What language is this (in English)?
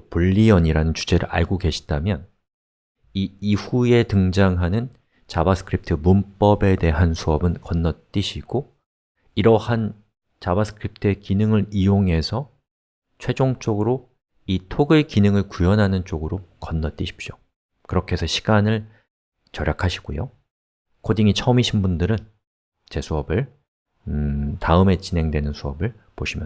Korean